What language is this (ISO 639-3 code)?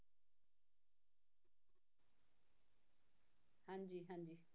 pan